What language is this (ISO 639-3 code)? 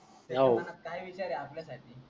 mar